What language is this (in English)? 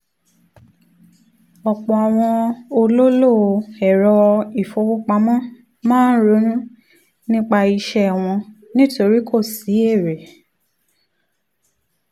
Yoruba